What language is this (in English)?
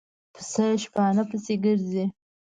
Pashto